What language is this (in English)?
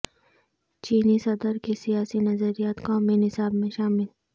Urdu